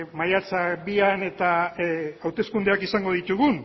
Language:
Basque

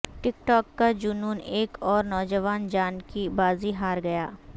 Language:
Urdu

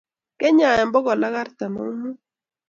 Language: Kalenjin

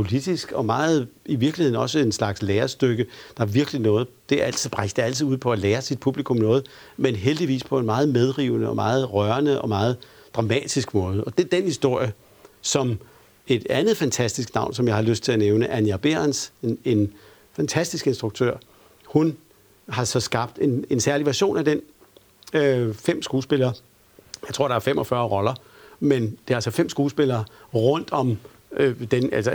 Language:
Danish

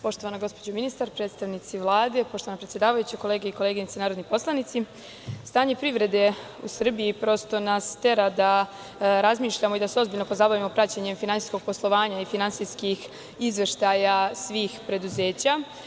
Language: Serbian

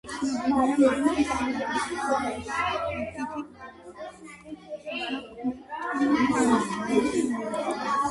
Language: Georgian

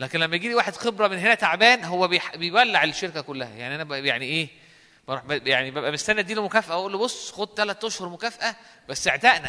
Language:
Arabic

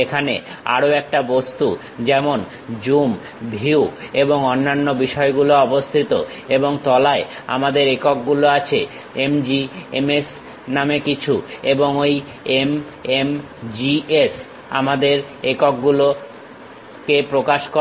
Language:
Bangla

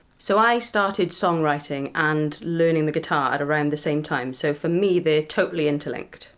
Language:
English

